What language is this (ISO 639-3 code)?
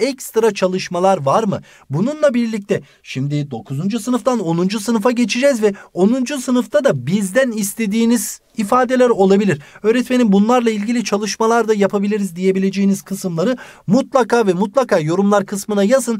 tur